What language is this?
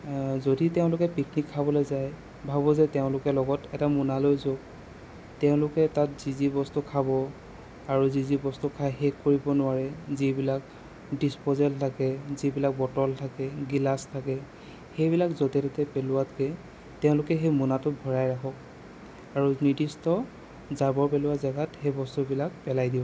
Assamese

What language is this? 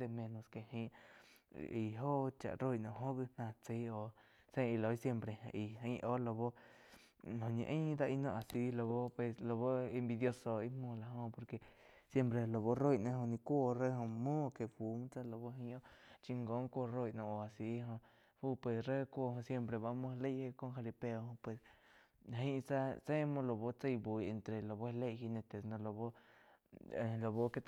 Quiotepec Chinantec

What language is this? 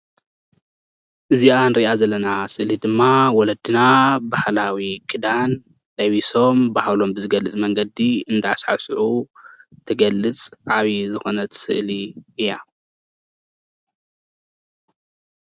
Tigrinya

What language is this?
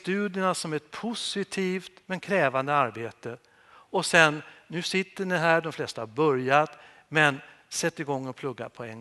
Swedish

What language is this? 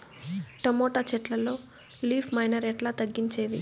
Telugu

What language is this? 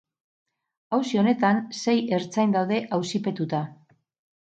Basque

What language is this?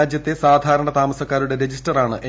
Malayalam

